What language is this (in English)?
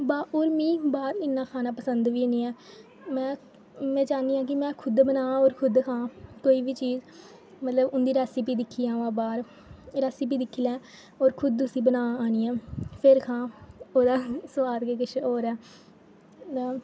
Dogri